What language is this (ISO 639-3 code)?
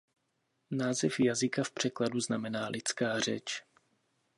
ces